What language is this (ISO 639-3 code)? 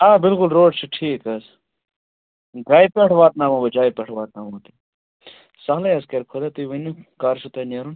kas